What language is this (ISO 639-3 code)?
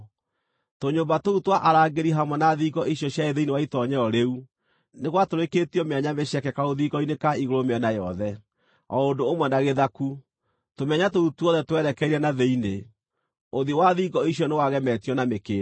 kik